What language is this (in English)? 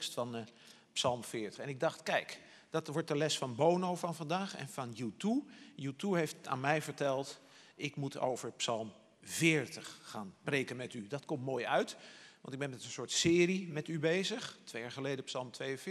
Dutch